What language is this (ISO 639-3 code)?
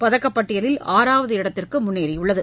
tam